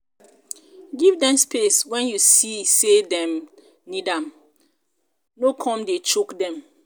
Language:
Nigerian Pidgin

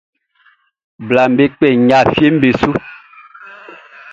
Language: Baoulé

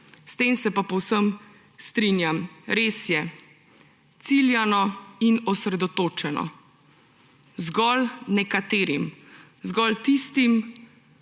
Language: Slovenian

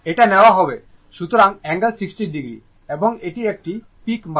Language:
Bangla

